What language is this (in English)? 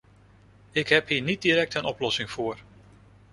Dutch